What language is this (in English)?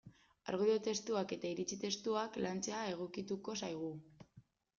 Basque